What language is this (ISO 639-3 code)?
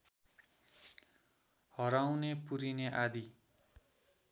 nep